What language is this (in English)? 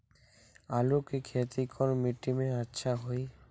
Magahi